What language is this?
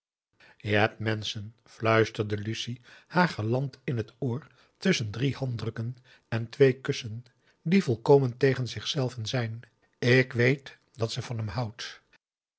Dutch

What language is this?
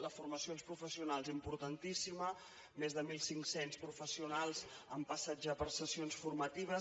Catalan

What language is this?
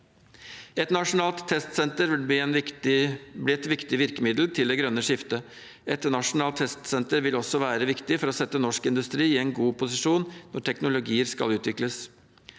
Norwegian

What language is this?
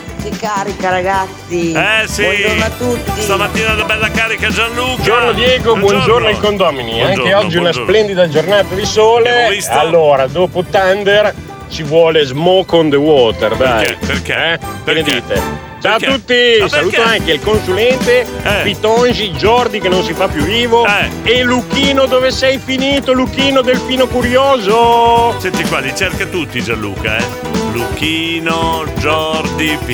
Italian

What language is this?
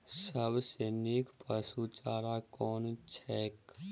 Maithili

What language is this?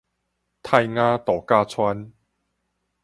Min Nan Chinese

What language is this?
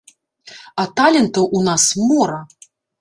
Belarusian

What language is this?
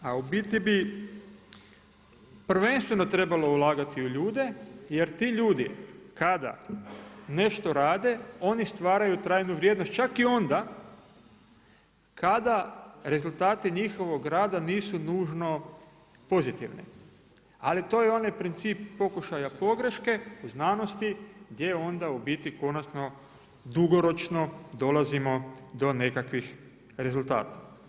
Croatian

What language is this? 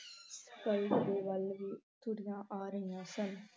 Punjabi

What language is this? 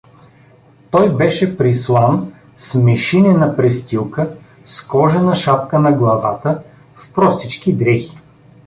Bulgarian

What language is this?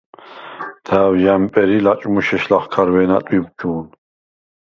Svan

